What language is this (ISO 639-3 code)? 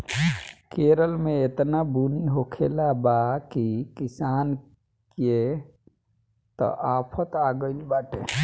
bho